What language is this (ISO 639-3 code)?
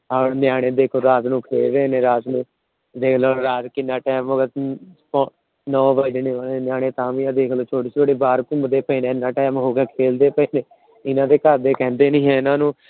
pan